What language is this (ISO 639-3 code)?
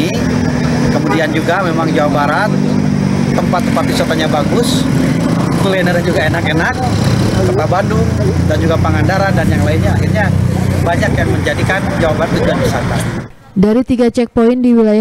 ind